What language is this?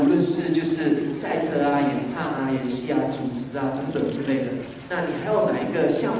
Thai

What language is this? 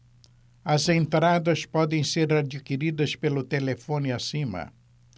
Portuguese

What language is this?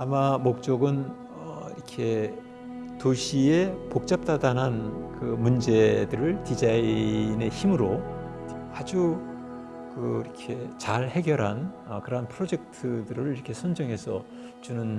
Korean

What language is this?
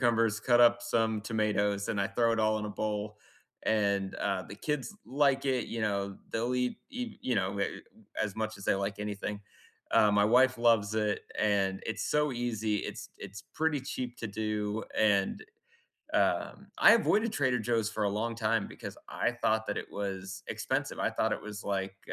English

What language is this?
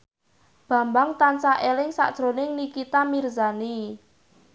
Javanese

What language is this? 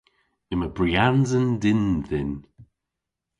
Cornish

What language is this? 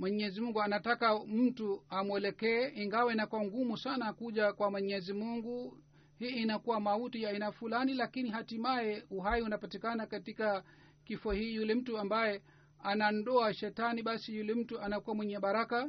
Swahili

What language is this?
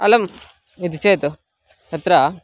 Sanskrit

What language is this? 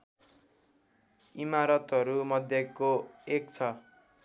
Nepali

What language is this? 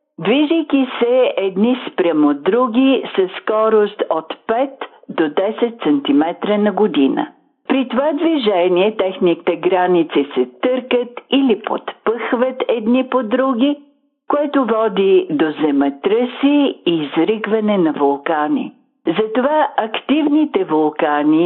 Bulgarian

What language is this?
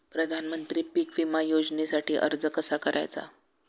Marathi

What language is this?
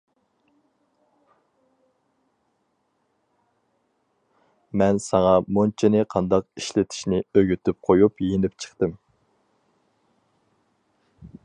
Uyghur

